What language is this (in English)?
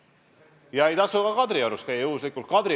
Estonian